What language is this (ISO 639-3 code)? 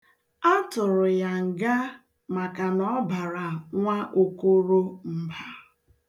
ibo